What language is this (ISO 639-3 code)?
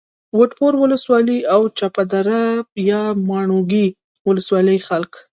pus